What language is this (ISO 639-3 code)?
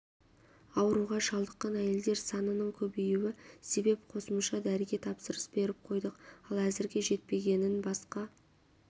kaz